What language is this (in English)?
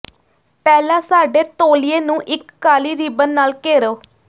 Punjabi